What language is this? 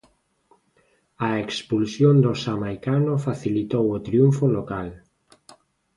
Galician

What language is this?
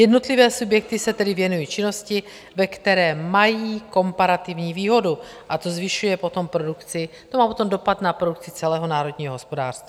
Czech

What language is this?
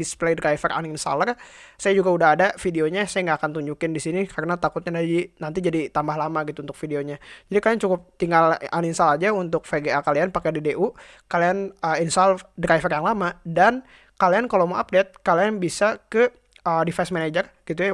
Indonesian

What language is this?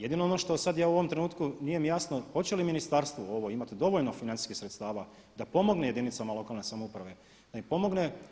Croatian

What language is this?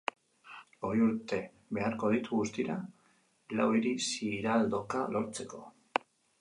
Basque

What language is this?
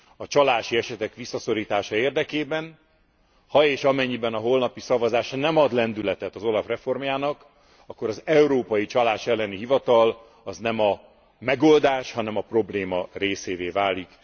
Hungarian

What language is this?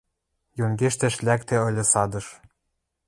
Western Mari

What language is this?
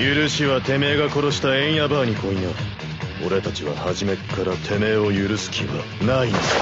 Japanese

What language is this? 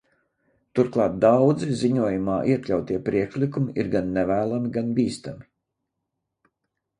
Latvian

